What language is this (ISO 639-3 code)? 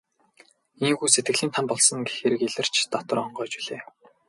mon